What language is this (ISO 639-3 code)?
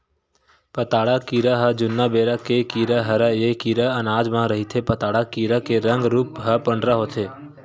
hne